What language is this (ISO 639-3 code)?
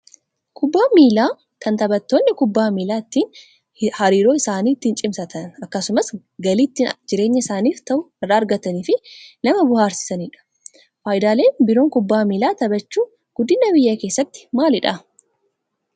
orm